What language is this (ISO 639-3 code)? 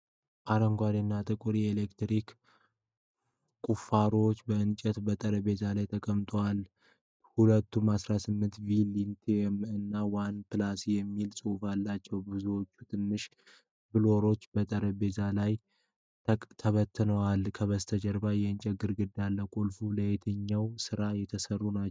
amh